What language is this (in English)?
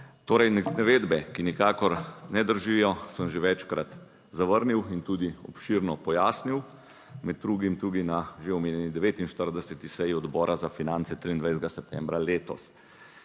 Slovenian